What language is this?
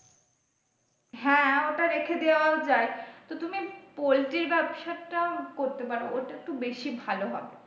Bangla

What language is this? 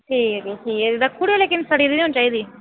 Dogri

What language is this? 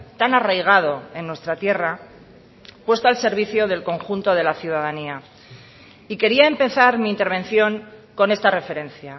Spanish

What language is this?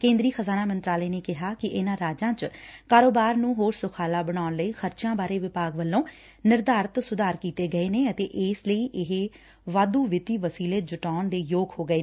Punjabi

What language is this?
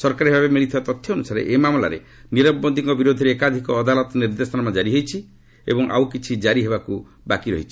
Odia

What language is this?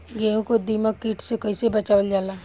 Bhojpuri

